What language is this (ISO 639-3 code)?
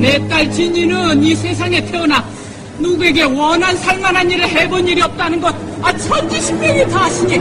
kor